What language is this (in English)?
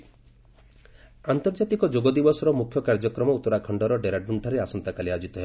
Odia